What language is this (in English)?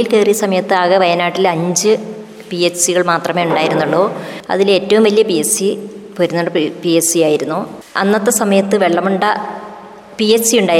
Malayalam